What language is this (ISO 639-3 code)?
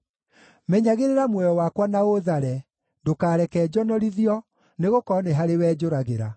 kik